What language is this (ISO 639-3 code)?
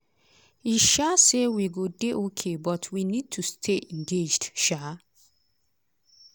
pcm